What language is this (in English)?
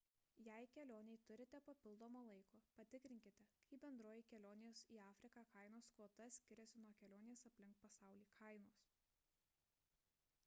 Lithuanian